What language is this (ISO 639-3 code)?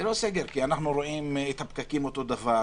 heb